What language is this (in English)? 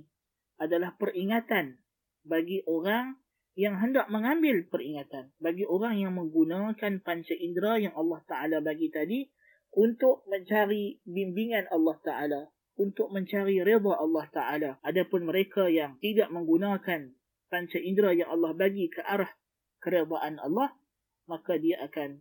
Malay